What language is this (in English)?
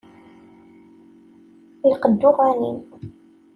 Kabyle